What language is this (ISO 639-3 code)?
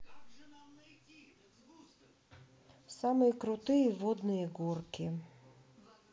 rus